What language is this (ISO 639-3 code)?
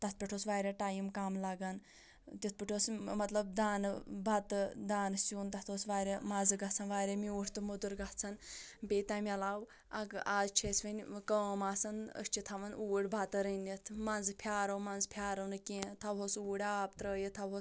kas